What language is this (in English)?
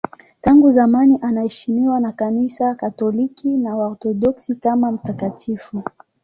Swahili